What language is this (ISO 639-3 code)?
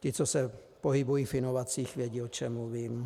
ces